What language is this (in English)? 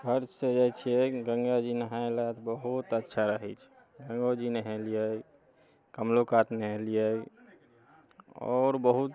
Maithili